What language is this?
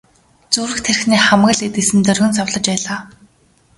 Mongolian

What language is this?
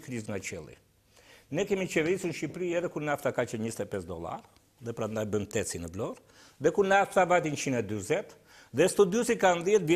Romanian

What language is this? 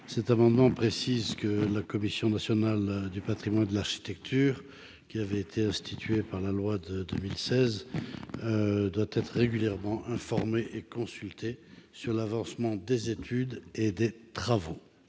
French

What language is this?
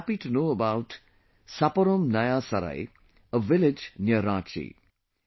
English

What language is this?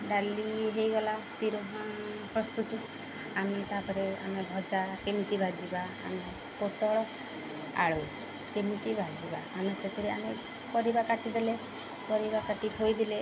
Odia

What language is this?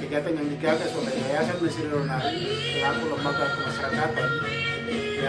Indonesian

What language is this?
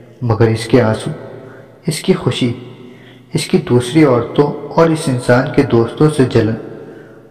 Urdu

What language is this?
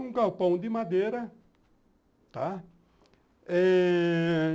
Portuguese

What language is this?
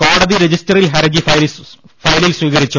Malayalam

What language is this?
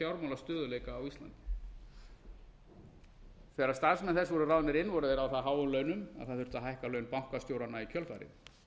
Icelandic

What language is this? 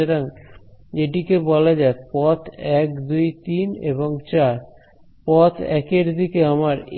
Bangla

